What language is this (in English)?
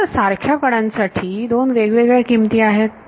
Marathi